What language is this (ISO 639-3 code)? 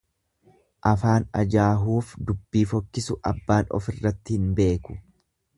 orm